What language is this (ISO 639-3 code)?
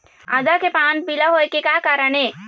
hne